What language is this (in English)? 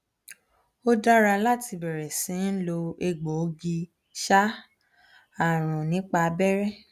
Yoruba